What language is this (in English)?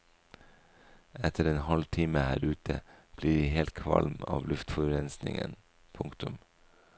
Norwegian